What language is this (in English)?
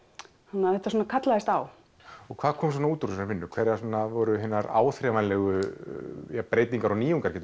Icelandic